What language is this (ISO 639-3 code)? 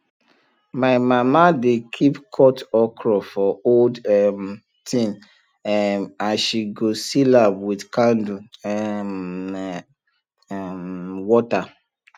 pcm